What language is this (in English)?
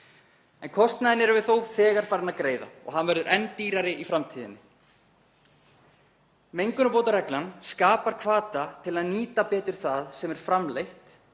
Icelandic